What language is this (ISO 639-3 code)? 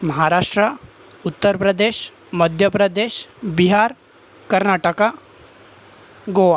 mar